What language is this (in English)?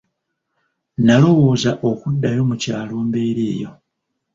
Ganda